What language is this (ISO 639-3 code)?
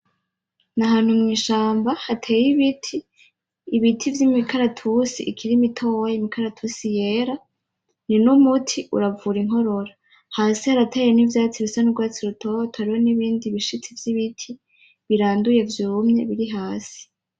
run